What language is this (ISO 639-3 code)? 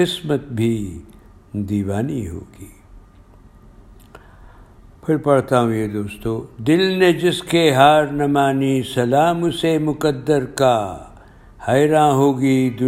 urd